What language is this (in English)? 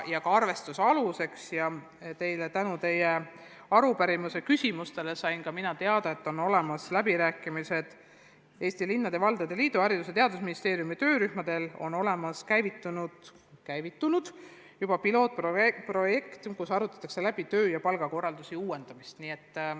Estonian